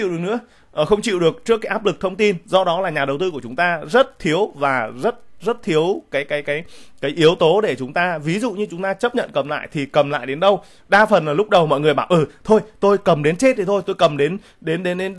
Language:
Vietnamese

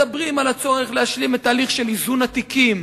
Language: Hebrew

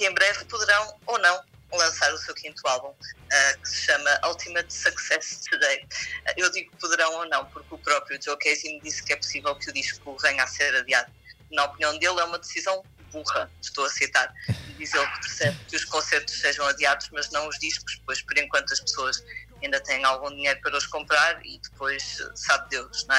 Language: Portuguese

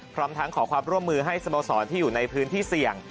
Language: Thai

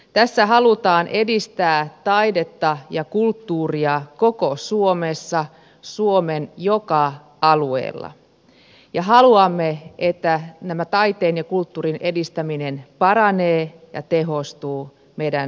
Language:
Finnish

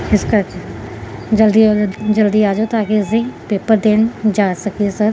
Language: Punjabi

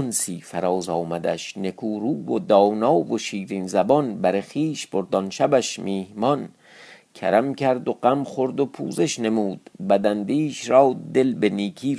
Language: Persian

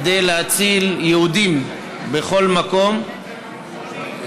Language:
Hebrew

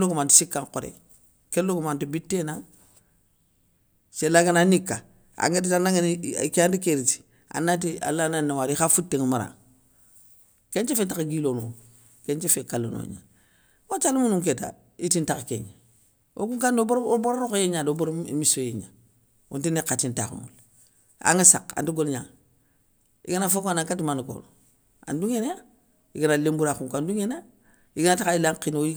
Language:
Soninke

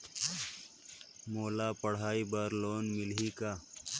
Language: Chhattisgarhi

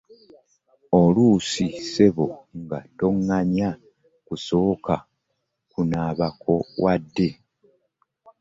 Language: Ganda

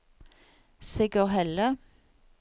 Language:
Norwegian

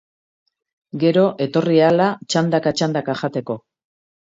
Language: Basque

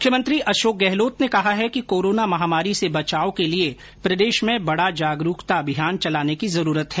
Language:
Hindi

